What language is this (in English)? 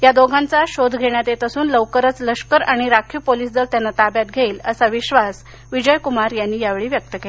Marathi